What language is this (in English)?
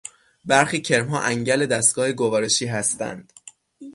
Persian